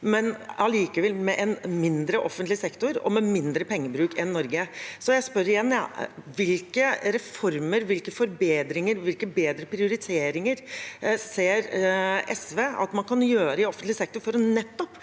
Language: Norwegian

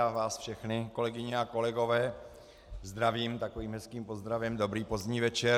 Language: Czech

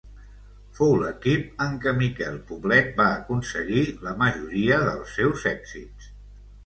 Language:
Catalan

